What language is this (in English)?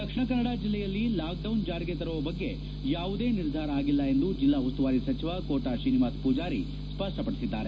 Kannada